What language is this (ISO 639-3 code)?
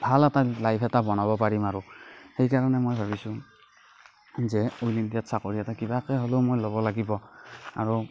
asm